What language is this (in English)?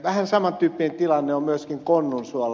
Finnish